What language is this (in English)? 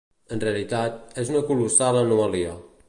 Catalan